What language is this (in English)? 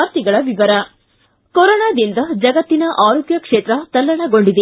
Kannada